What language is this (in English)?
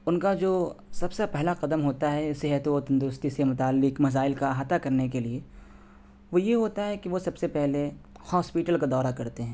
Urdu